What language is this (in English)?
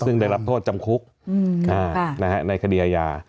Thai